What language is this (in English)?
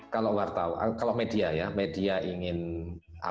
Indonesian